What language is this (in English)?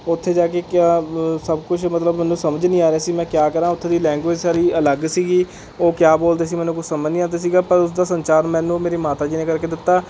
Punjabi